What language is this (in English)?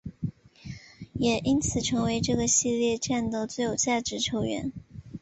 Chinese